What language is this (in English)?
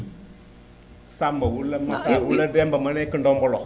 Wolof